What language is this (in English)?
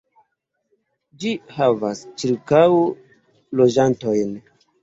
Esperanto